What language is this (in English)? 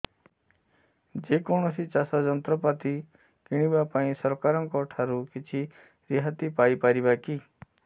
Odia